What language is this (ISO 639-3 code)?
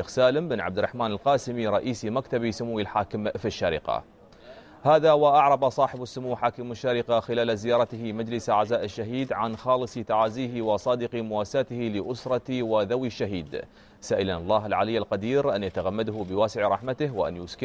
ara